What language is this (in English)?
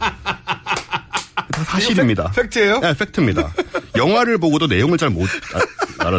Korean